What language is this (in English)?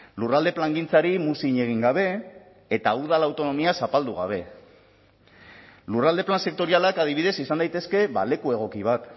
Basque